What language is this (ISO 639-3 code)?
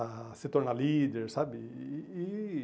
por